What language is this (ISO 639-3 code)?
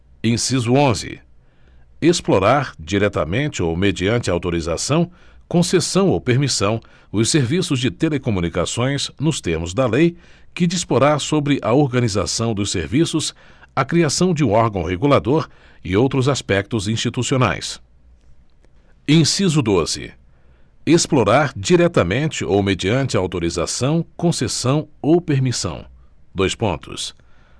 por